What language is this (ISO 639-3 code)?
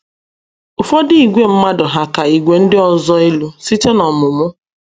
ibo